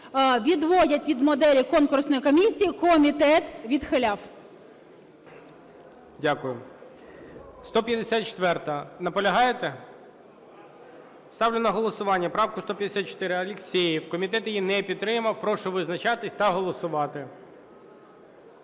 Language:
Ukrainian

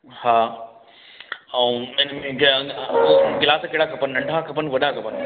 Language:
Sindhi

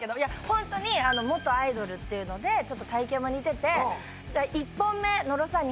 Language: Japanese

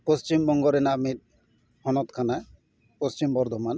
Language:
Santali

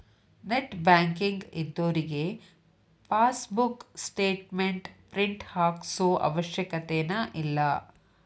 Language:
Kannada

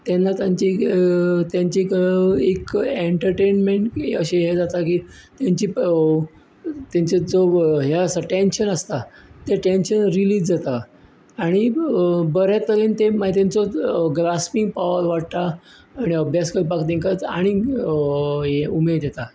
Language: Konkani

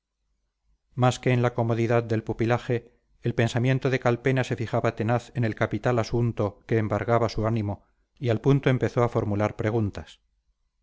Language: Spanish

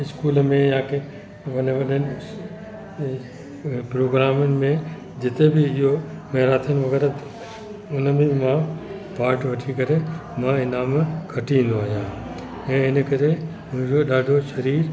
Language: Sindhi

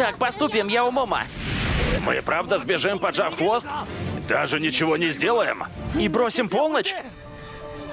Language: Russian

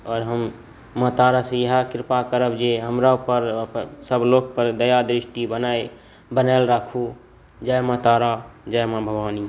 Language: Maithili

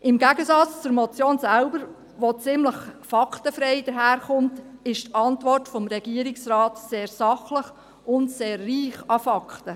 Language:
Swiss German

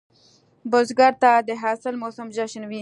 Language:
Pashto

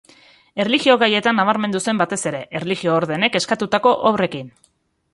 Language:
Basque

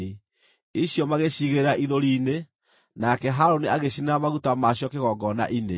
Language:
Kikuyu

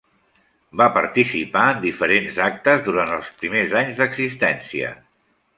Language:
Catalan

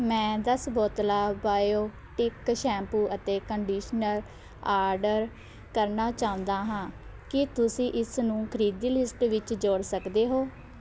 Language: Punjabi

